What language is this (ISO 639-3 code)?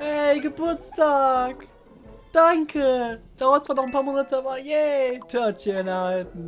deu